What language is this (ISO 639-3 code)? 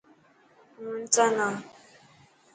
mki